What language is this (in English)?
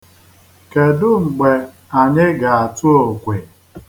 Igbo